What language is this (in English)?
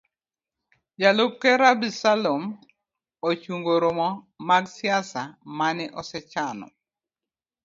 Luo (Kenya and Tanzania)